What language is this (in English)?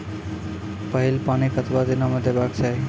Maithili